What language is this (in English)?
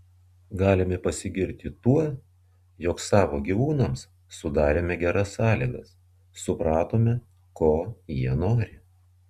Lithuanian